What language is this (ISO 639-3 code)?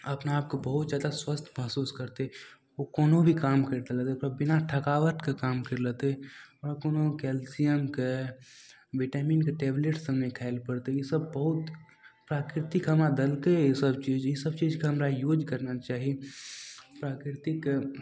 mai